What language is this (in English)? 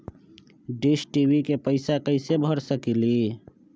Magahi